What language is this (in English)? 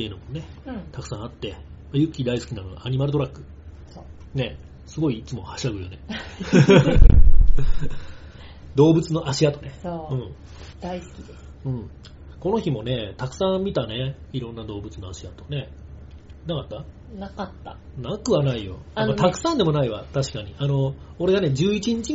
Japanese